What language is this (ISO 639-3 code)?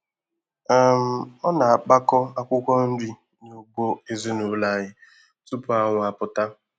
ibo